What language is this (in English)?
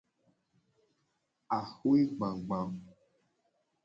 Gen